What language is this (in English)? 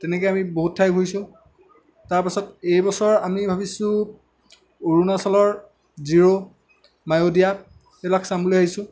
Assamese